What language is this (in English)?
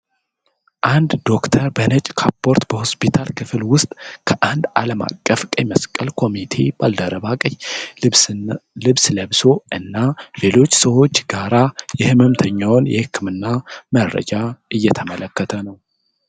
Amharic